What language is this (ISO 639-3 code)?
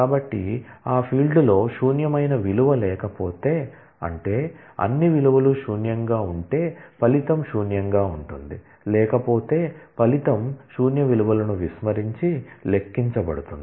tel